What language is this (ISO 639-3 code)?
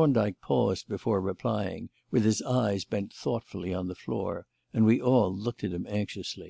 eng